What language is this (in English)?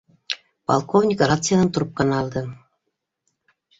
Bashkir